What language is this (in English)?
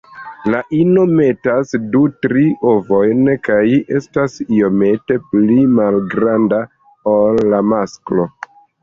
Esperanto